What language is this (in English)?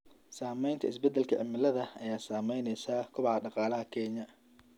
Somali